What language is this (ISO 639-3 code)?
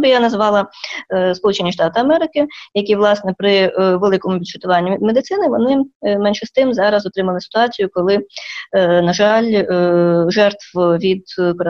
ukr